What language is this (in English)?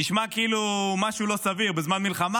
Hebrew